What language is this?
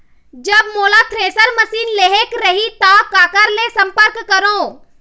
Chhattisgarhi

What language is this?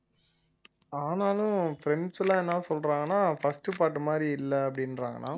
Tamil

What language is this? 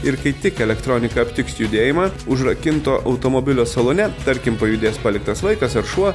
Lithuanian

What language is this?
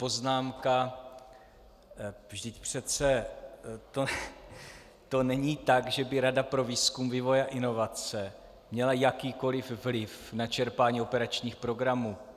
Czech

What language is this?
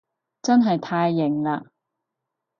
Cantonese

